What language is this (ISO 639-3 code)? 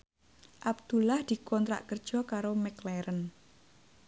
jav